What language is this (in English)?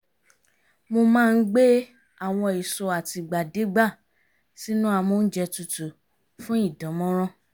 Yoruba